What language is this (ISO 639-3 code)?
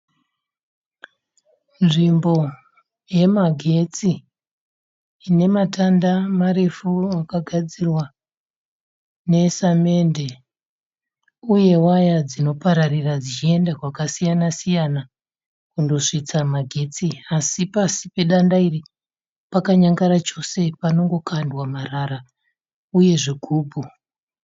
sna